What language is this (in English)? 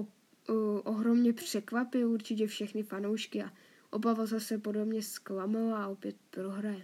Czech